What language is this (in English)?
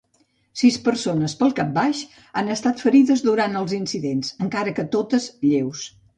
Catalan